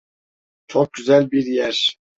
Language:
Turkish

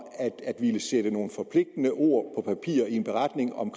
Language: Danish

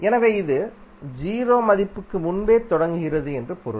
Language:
Tamil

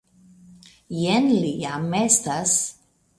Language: Esperanto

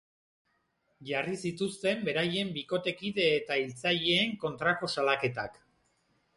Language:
Basque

